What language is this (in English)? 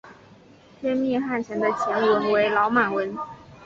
Chinese